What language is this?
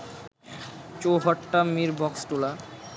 Bangla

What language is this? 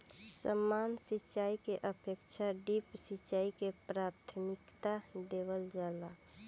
Bhojpuri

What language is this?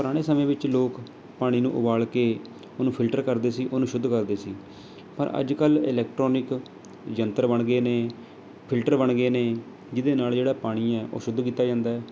Punjabi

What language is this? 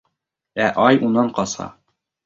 Bashkir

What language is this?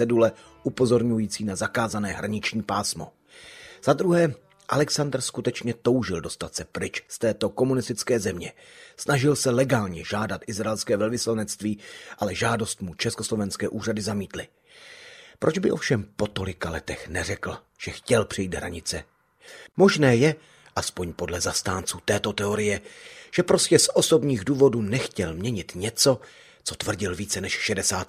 Czech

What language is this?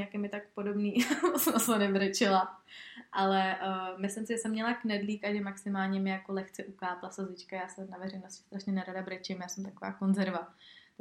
Czech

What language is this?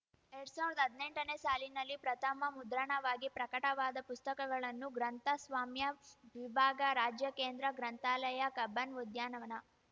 Kannada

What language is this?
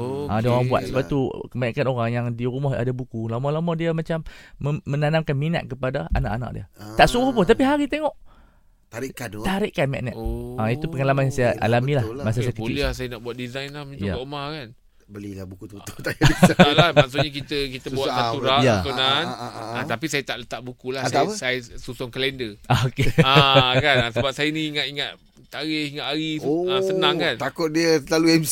Malay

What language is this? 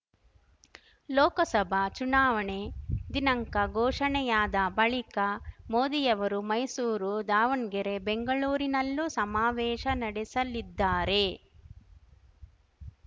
Kannada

